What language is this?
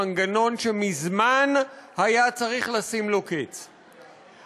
Hebrew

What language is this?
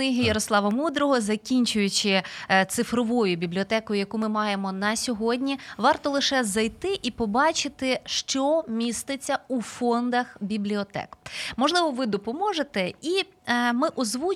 Ukrainian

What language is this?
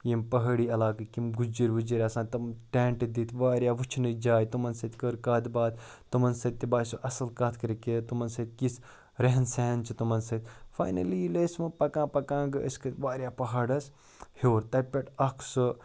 Kashmiri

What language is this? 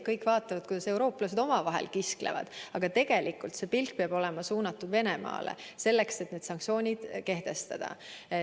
Estonian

